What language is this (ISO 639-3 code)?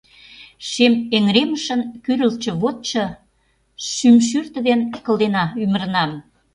chm